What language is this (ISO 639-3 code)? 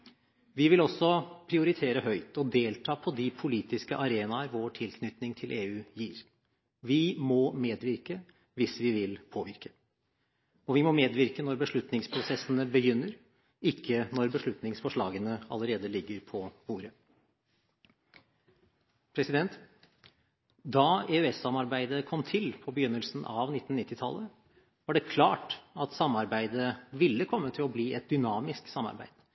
nob